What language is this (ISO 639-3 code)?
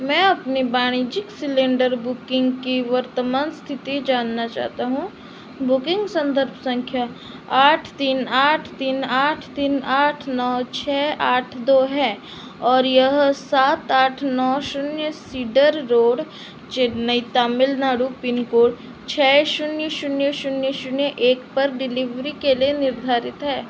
hin